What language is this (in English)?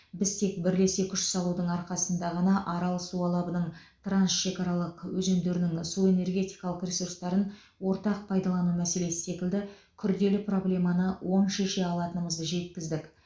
Kazakh